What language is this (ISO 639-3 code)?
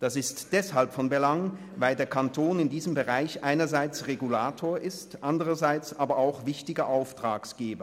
gsw